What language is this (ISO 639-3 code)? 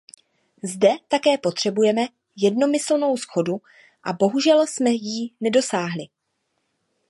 ces